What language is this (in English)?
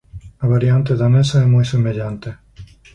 Galician